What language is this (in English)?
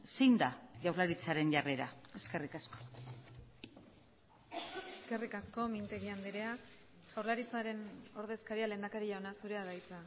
Basque